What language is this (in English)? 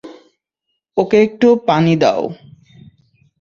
Bangla